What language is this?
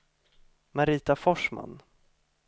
Swedish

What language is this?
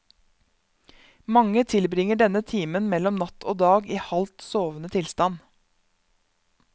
Norwegian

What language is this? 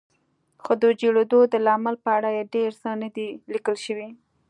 Pashto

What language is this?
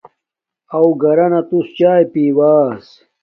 Domaaki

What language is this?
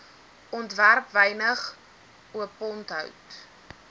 Afrikaans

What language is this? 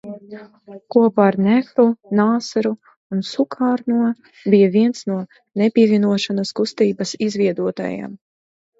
Latvian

